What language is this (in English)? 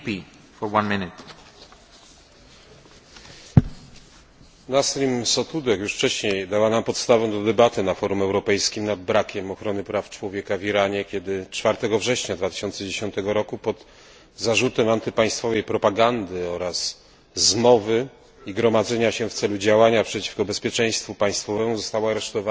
Polish